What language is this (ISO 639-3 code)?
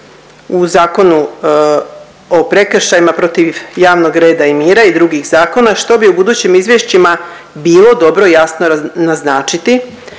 hrv